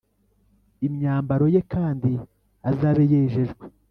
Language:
Kinyarwanda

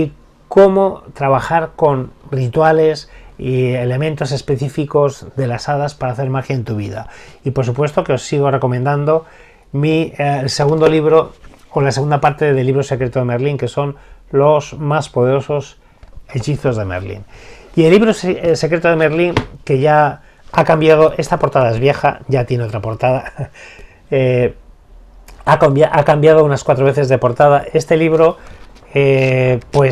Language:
Spanish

